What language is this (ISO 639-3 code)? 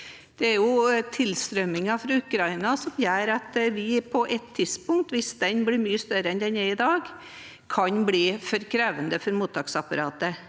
nor